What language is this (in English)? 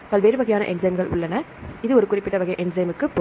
Tamil